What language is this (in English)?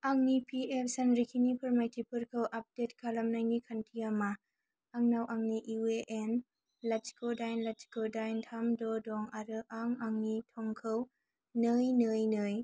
Bodo